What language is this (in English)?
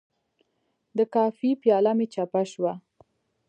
Pashto